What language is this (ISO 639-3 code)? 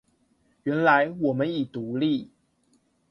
zho